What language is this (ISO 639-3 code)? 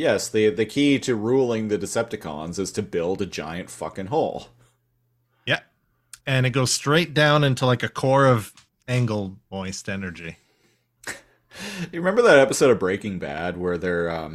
eng